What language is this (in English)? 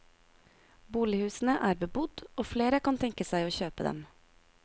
Norwegian